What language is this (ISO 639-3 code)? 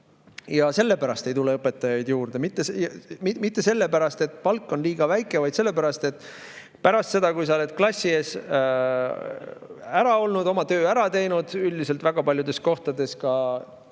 est